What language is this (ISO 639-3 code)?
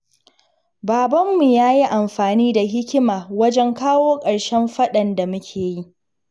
hau